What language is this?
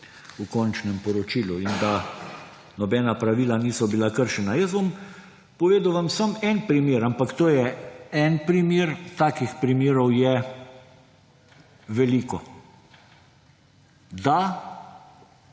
Slovenian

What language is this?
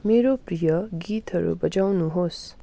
Nepali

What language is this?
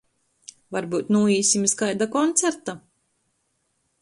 Latgalian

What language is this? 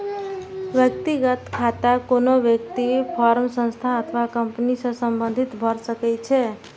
Maithili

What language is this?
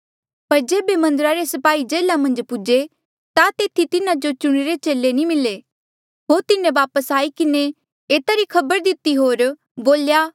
Mandeali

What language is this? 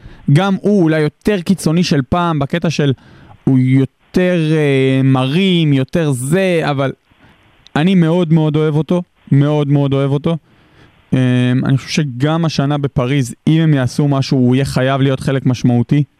Hebrew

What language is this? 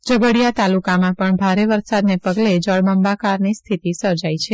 Gujarati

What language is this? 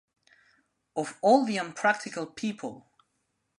English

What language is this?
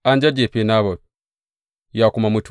Hausa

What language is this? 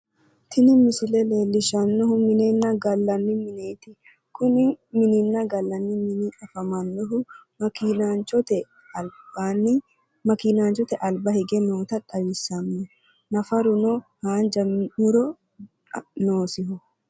Sidamo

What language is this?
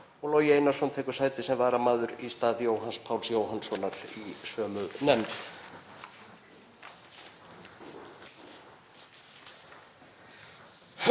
Icelandic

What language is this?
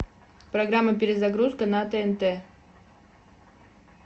Russian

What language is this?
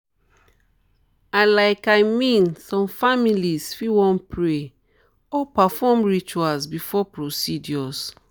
Nigerian Pidgin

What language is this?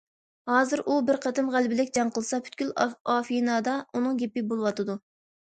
Uyghur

